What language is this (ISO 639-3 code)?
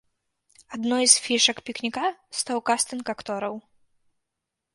bel